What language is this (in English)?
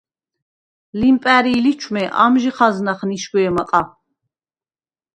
Svan